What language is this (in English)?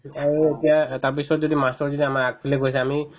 Assamese